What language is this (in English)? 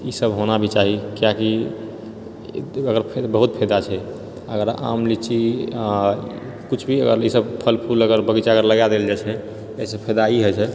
Maithili